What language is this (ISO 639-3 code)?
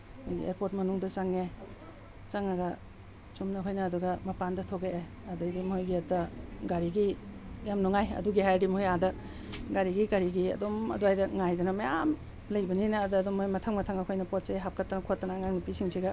mni